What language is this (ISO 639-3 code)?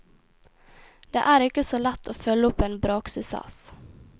nor